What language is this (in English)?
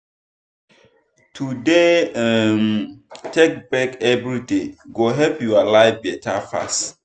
Nigerian Pidgin